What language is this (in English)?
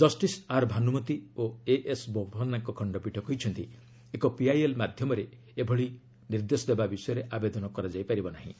Odia